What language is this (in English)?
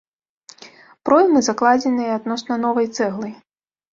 Belarusian